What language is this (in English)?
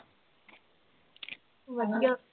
Punjabi